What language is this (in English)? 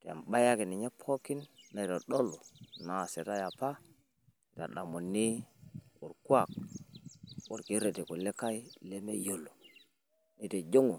Masai